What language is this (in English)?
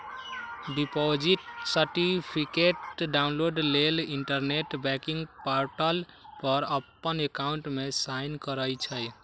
Magahi